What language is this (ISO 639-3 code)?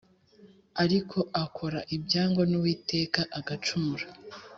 kin